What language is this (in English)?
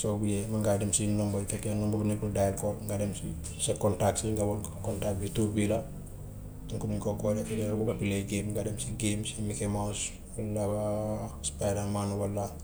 Gambian Wolof